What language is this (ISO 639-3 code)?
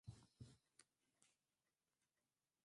swa